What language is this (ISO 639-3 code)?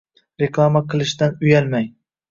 uzb